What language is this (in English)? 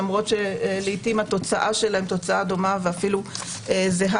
Hebrew